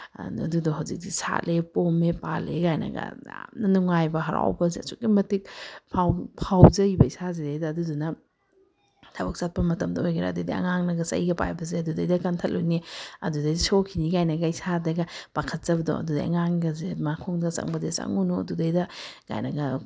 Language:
Manipuri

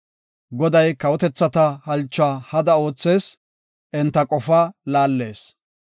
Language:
Gofa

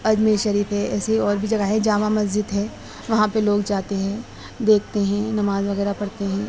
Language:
Urdu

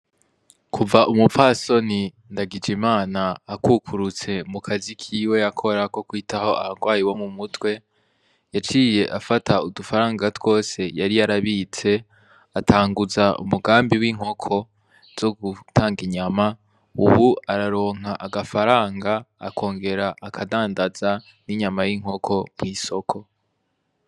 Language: Rundi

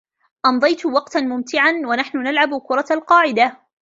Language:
Arabic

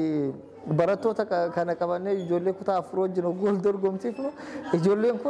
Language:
Arabic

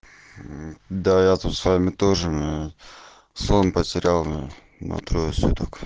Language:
Russian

